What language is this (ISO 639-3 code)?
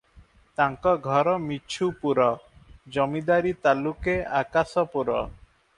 ori